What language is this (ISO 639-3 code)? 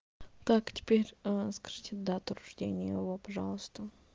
rus